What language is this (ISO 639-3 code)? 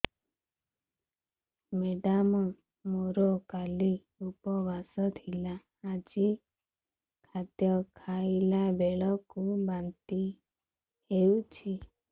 ori